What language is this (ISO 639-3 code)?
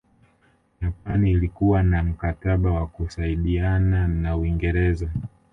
swa